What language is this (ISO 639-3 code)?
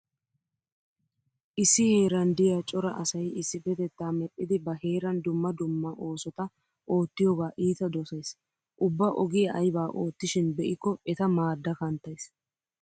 wal